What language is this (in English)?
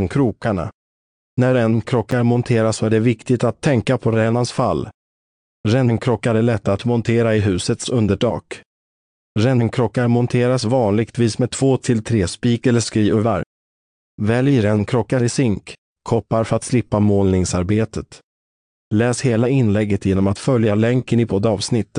Swedish